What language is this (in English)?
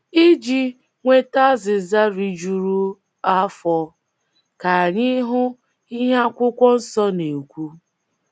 Igbo